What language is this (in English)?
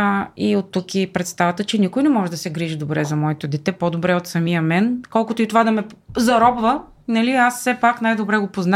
Bulgarian